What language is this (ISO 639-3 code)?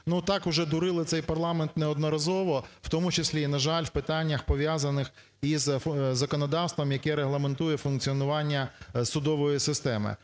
ukr